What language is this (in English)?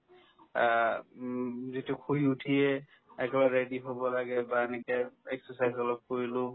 Assamese